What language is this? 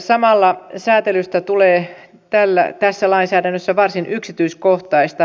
Finnish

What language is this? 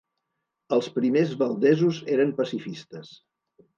Catalan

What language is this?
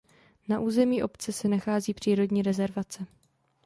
Czech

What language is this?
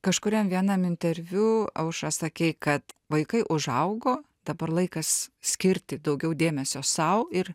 Lithuanian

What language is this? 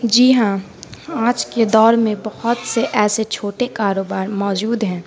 Urdu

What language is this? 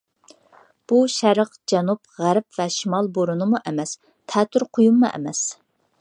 Uyghur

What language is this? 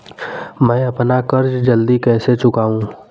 Hindi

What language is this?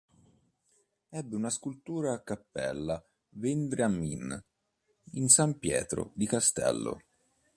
Italian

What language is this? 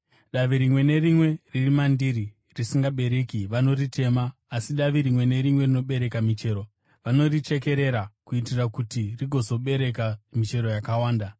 Shona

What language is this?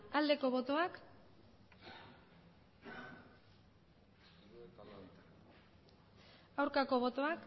Basque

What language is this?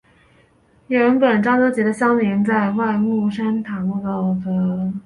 Chinese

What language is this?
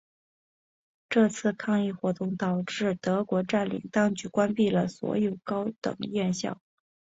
Chinese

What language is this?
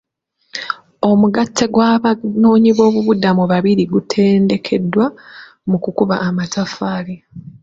Ganda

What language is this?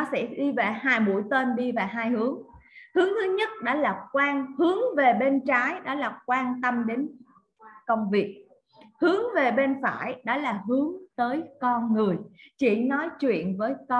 Vietnamese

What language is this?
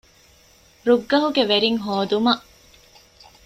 Divehi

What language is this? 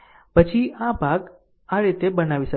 Gujarati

